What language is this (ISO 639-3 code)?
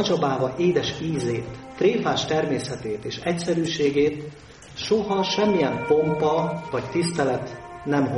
hun